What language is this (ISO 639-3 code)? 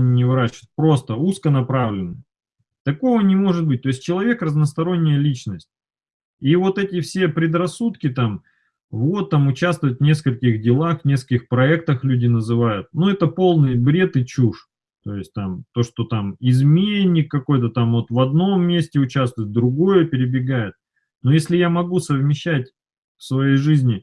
rus